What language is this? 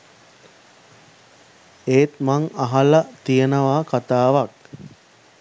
Sinhala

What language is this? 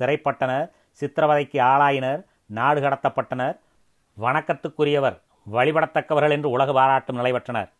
Tamil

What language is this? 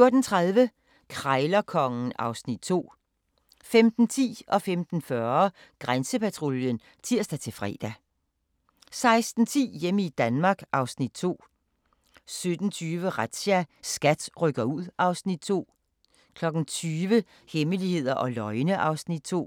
Danish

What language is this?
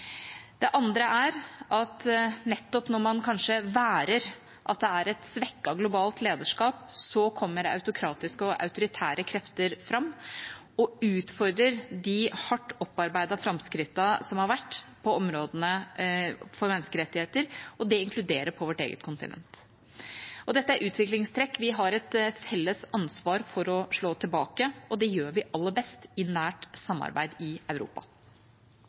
Norwegian Bokmål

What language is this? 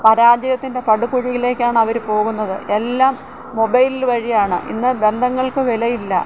Malayalam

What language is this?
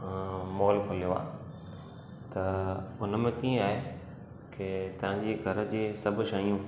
Sindhi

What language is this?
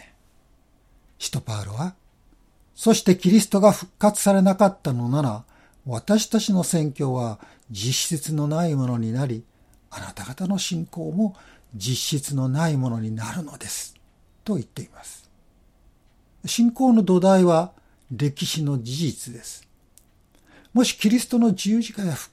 Japanese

